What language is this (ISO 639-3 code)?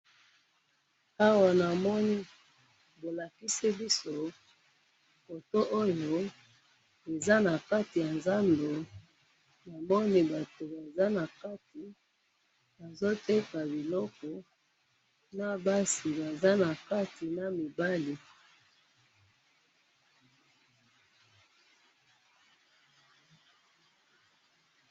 lin